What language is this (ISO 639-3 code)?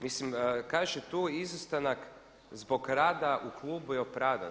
hrv